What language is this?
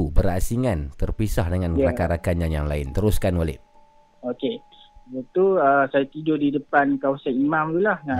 Malay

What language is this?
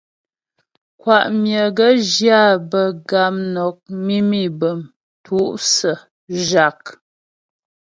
Ghomala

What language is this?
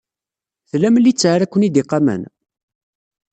Kabyle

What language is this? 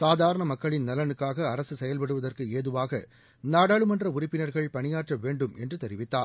Tamil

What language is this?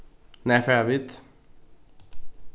Faroese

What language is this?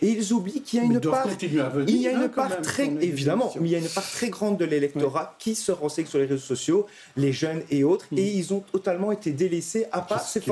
French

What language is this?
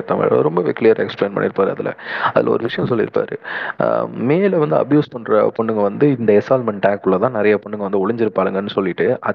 Tamil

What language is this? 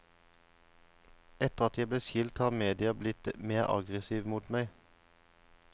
Norwegian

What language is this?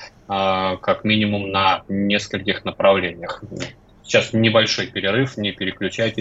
Russian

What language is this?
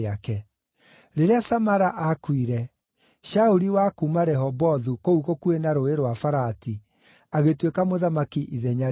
Kikuyu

